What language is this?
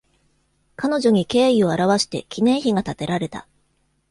Japanese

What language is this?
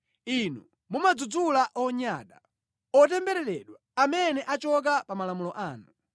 Nyanja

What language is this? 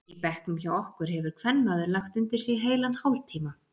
Icelandic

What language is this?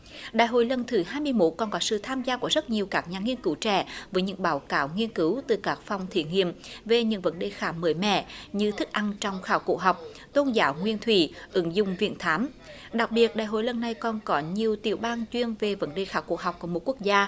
Vietnamese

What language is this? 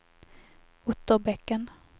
Swedish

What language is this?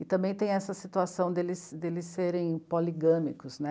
Portuguese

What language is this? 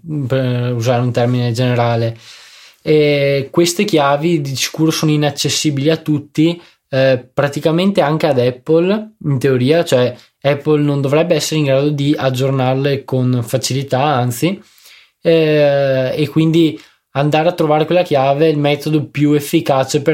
Italian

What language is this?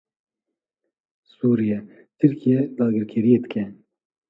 Kurdish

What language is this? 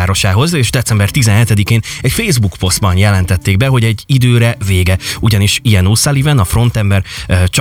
Hungarian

